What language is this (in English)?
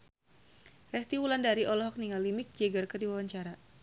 Sundanese